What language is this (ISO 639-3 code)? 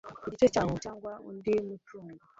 kin